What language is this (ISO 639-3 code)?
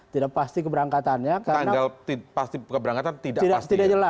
ind